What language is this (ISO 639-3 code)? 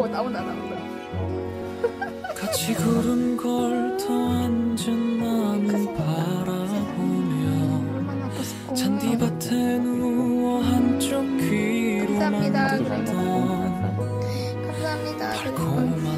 kor